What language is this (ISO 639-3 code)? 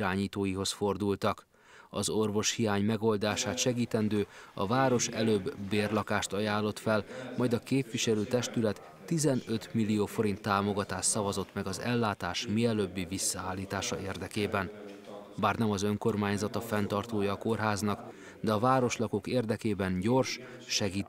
hun